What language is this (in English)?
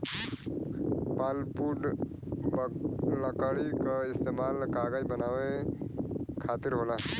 Bhojpuri